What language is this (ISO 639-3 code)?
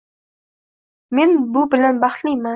uzb